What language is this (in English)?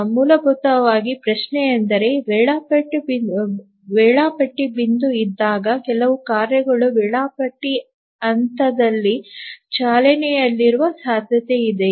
Kannada